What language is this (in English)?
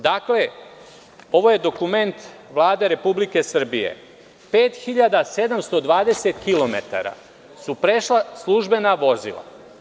Serbian